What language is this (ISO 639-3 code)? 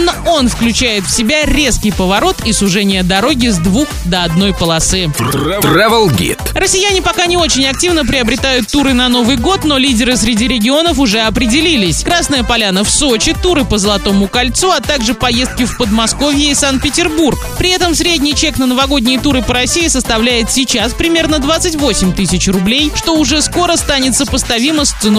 rus